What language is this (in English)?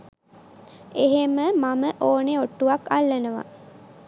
Sinhala